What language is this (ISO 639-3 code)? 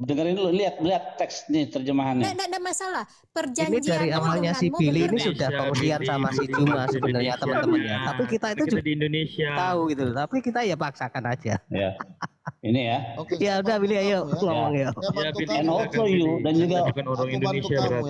ind